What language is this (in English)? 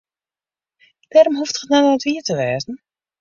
Western Frisian